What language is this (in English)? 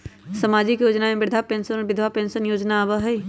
Magahi